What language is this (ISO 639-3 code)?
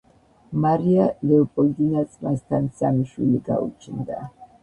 kat